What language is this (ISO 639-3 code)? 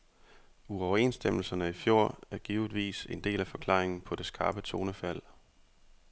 dan